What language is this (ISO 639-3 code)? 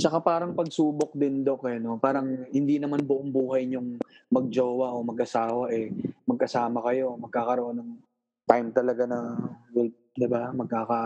fil